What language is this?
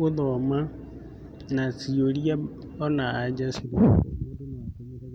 Kikuyu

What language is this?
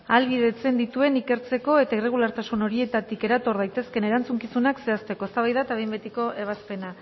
Basque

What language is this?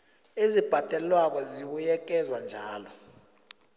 South Ndebele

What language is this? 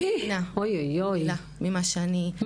Hebrew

